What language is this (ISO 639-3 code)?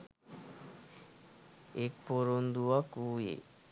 sin